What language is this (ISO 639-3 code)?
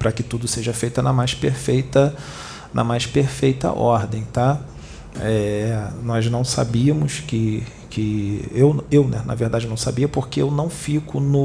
por